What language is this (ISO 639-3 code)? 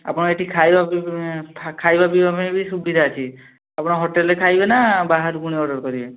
ori